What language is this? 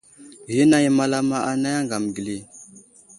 Wuzlam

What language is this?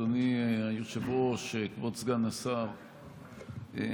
Hebrew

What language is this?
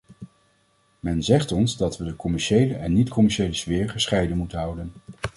Dutch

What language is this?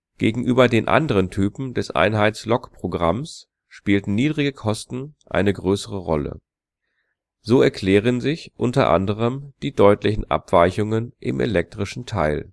German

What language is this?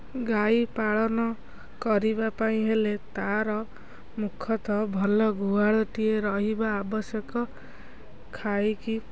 Odia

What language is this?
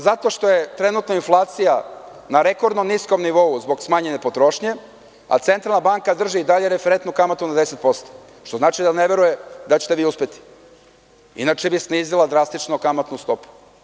Serbian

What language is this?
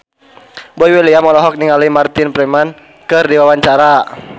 Sundanese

